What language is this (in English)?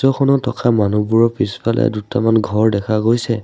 Assamese